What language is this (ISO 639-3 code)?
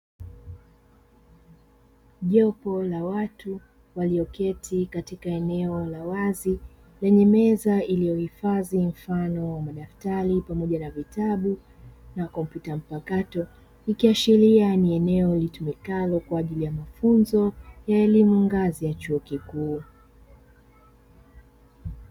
swa